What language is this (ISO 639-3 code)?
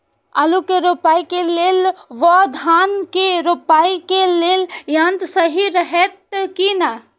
mai